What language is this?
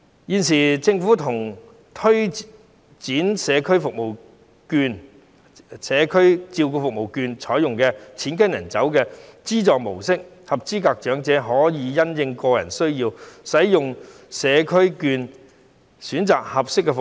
Cantonese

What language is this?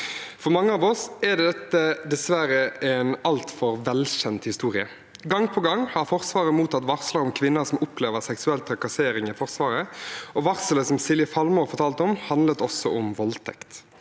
Norwegian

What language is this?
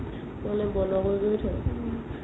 Assamese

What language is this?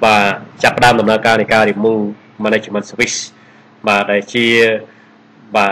Vietnamese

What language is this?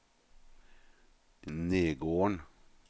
Norwegian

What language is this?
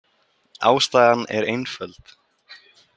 Icelandic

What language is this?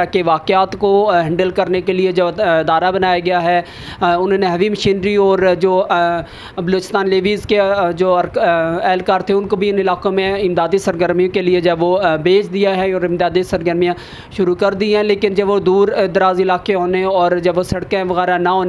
English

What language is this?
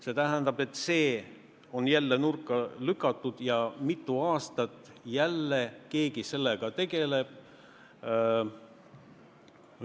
Estonian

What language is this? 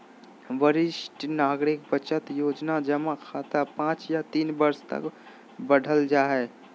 Magahi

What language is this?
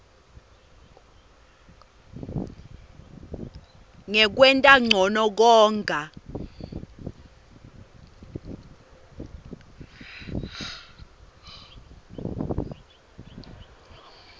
Swati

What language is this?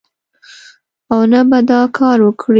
Pashto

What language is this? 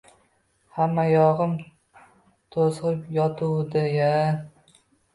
Uzbek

